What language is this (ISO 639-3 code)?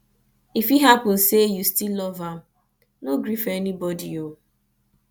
pcm